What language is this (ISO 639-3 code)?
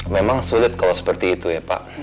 ind